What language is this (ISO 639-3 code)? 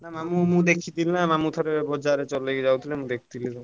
ori